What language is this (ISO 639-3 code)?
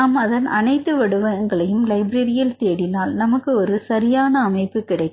tam